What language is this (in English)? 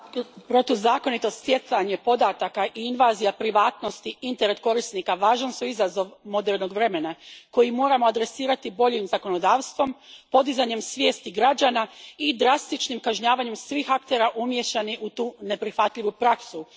Croatian